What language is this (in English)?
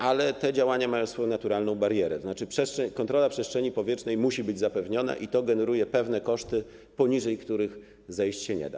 Polish